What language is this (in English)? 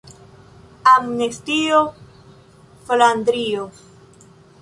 Esperanto